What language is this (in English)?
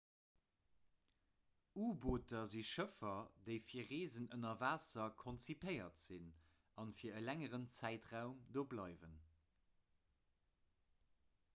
Luxembourgish